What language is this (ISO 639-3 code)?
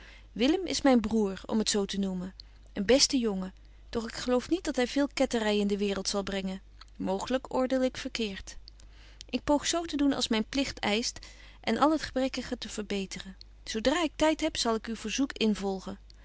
nld